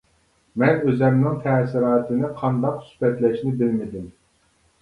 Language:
Uyghur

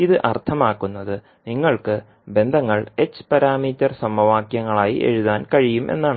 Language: Malayalam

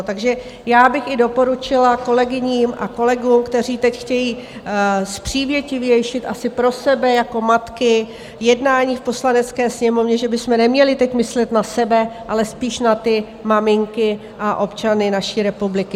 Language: Czech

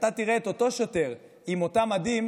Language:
Hebrew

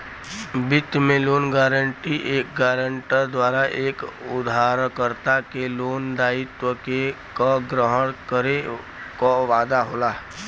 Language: Bhojpuri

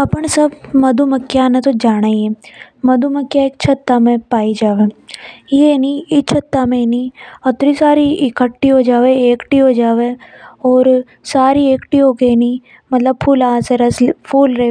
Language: Hadothi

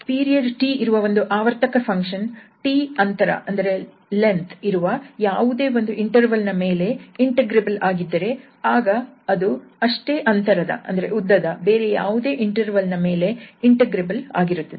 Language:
Kannada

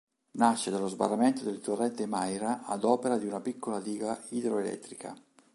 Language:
Italian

